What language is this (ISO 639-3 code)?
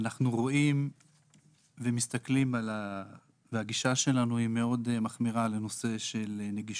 heb